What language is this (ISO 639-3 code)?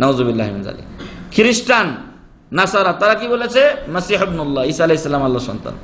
ara